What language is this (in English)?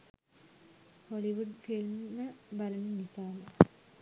Sinhala